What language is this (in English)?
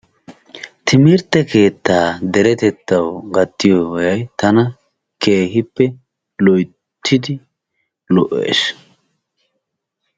Wolaytta